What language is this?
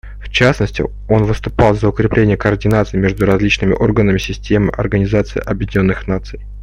Russian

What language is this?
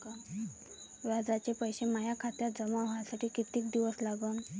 Marathi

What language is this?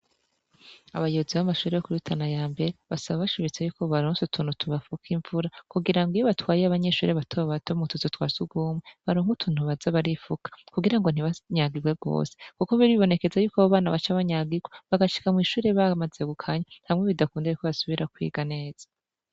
Rundi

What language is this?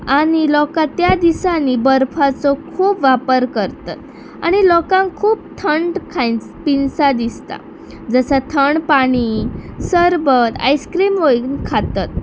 Konkani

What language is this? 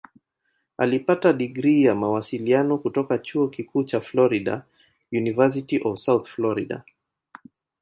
Swahili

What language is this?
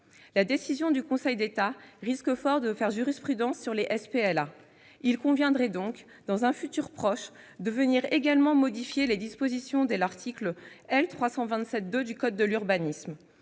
French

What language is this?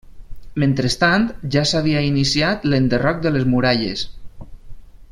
Catalan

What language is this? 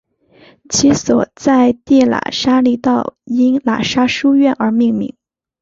Chinese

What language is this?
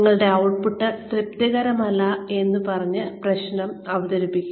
Malayalam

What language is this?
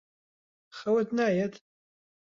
Central Kurdish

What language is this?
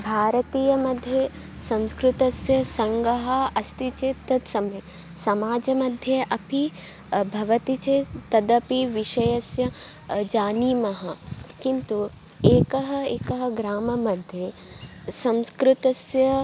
Sanskrit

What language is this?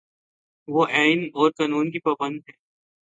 Urdu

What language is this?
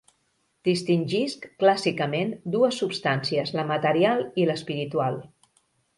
Catalan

